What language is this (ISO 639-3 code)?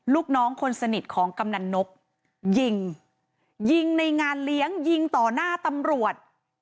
tha